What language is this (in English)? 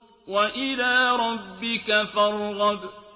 Arabic